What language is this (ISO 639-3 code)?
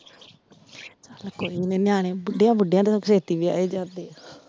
pan